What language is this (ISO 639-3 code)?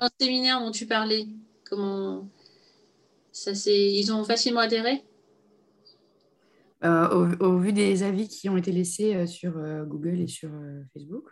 fra